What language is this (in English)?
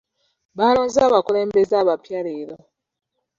Ganda